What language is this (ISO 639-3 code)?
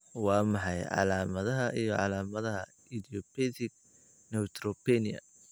som